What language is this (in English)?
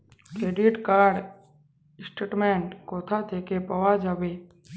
Bangla